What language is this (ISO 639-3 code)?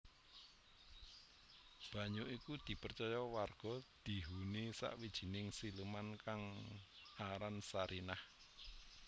jav